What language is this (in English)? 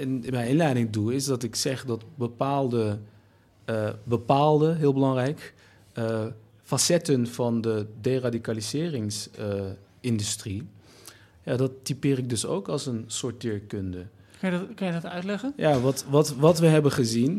Dutch